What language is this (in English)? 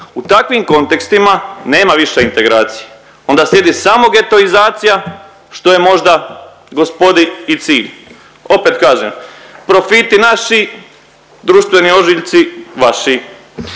Croatian